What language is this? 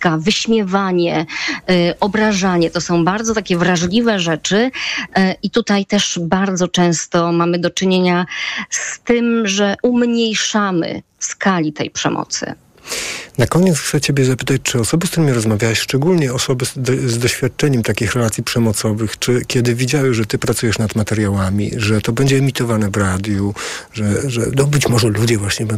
Polish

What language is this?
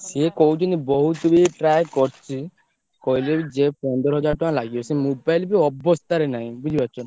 Odia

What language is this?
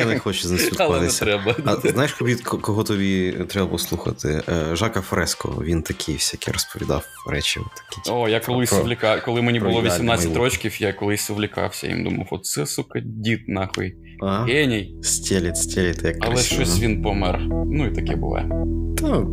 Ukrainian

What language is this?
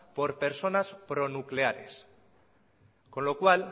Spanish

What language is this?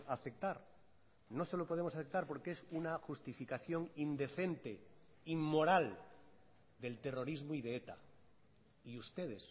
Spanish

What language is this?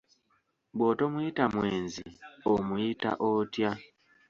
Ganda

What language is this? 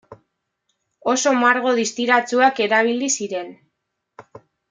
Basque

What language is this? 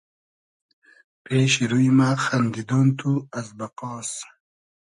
Hazaragi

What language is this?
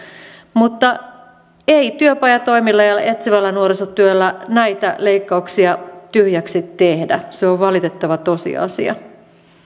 Finnish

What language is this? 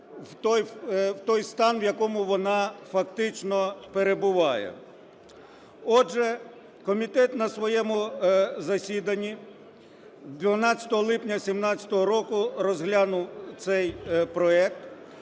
Ukrainian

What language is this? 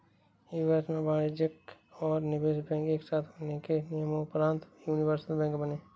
Hindi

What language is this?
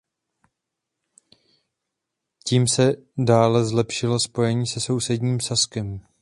Czech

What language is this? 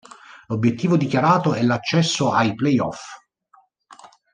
Italian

